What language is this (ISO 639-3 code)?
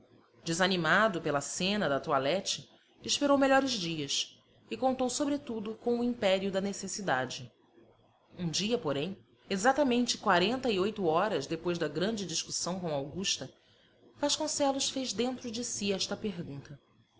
por